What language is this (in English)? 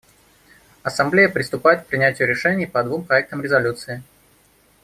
Russian